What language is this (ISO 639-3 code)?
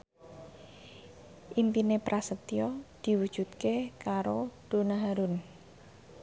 jav